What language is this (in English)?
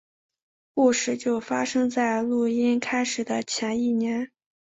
Chinese